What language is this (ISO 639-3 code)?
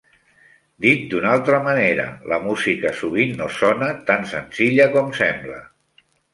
cat